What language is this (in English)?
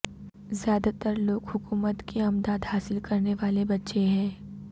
Urdu